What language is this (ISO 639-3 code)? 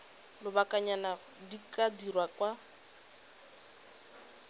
tsn